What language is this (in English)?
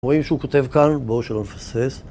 Hebrew